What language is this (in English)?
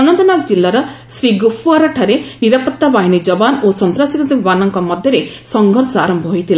Odia